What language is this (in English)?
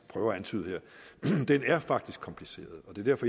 Danish